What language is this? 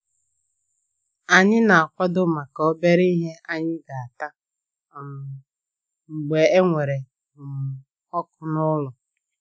Igbo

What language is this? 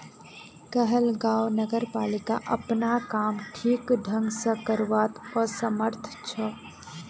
Magahi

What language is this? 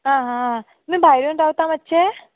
Konkani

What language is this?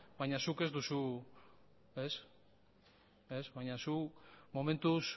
Basque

